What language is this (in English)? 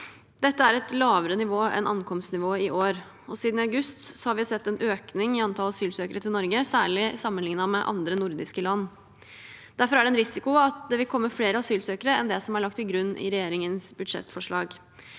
Norwegian